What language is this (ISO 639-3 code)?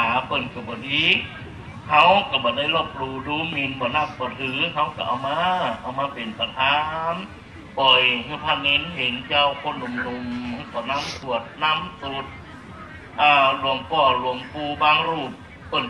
tha